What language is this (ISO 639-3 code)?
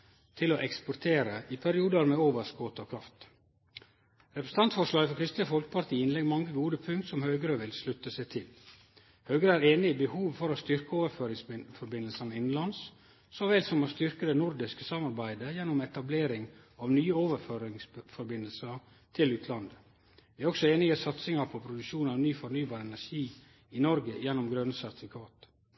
nno